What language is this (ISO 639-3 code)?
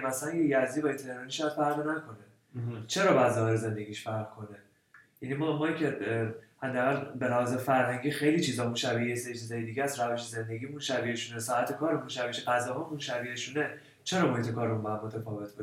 fas